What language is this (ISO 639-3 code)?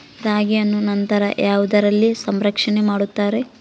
kan